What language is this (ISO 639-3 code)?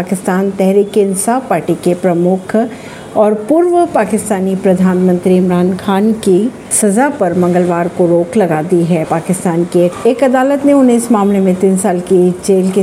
hin